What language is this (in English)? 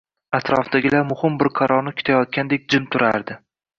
Uzbek